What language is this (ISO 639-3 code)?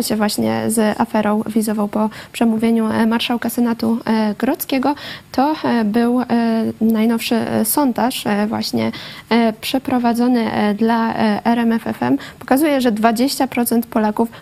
pol